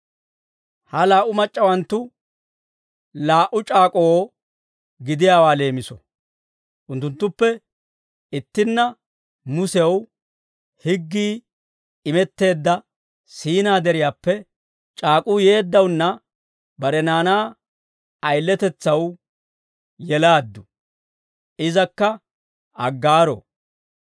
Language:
Dawro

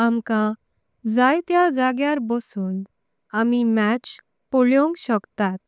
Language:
Konkani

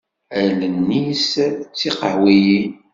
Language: Kabyle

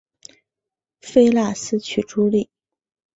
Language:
Chinese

